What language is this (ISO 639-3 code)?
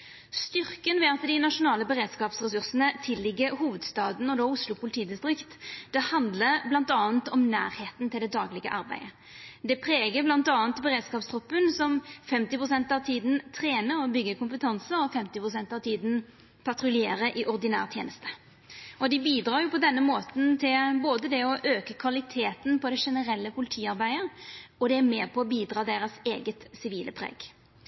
nno